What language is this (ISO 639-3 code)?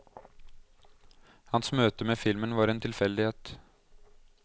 nor